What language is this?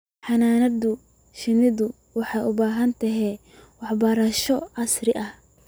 Somali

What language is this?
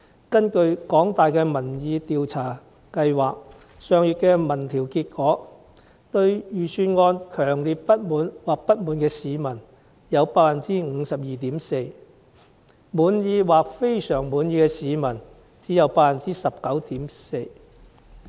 Cantonese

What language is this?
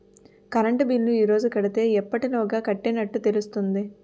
Telugu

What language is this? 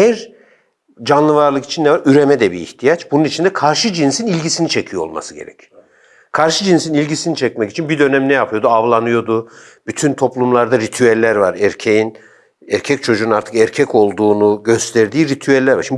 Turkish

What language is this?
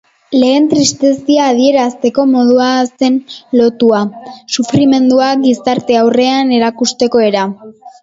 Basque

